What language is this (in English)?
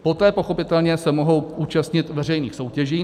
Czech